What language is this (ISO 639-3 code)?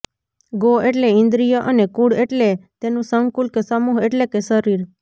guj